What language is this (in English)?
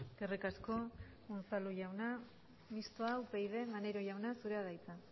Basque